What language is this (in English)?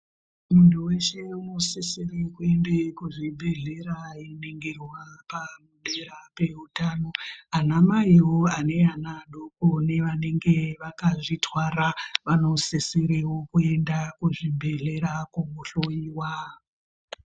Ndau